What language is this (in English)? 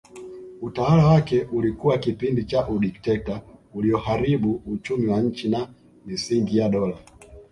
Swahili